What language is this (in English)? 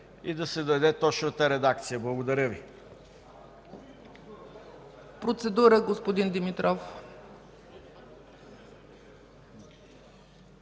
Bulgarian